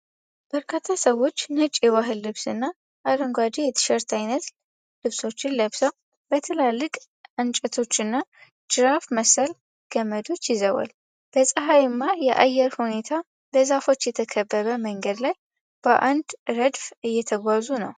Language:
Amharic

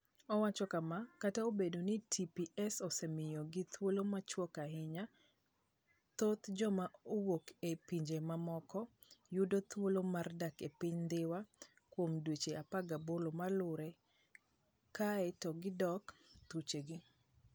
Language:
Luo (Kenya and Tanzania)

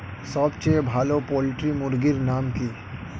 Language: Bangla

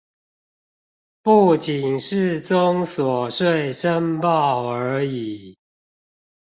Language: Chinese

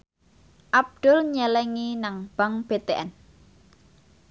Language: Javanese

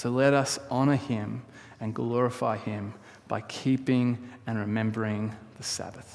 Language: English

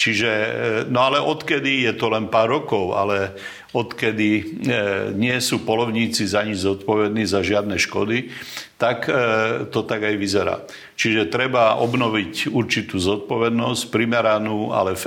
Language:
Slovak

